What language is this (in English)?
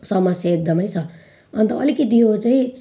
Nepali